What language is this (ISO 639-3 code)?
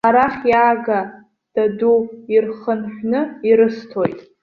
abk